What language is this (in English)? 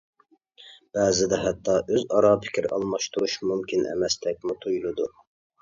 Uyghur